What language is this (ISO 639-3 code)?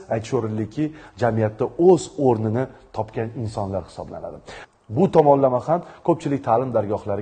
tur